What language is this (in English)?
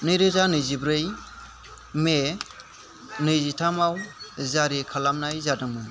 Bodo